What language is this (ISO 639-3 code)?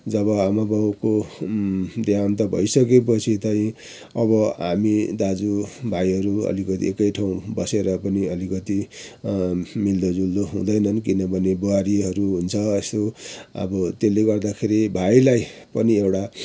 nep